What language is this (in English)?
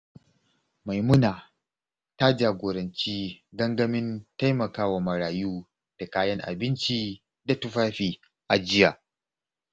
Hausa